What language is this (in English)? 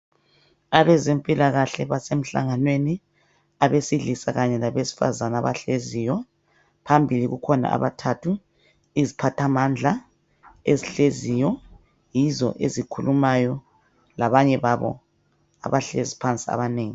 North Ndebele